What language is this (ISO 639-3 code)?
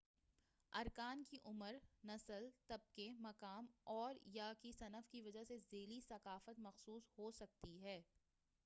urd